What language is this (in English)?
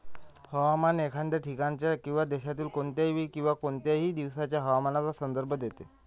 Marathi